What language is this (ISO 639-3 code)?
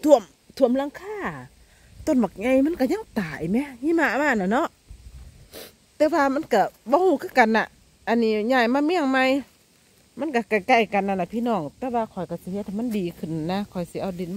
tha